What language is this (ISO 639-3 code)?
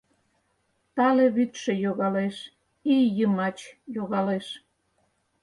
chm